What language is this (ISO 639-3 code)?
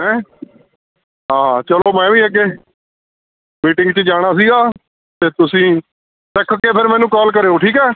pan